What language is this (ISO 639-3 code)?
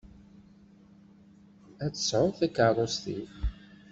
kab